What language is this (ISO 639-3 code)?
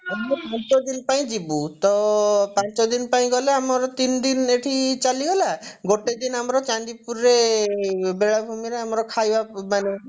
ori